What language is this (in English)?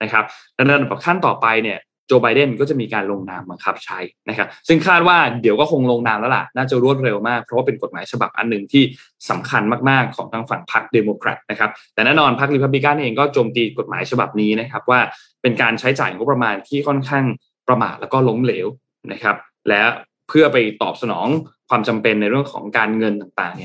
Thai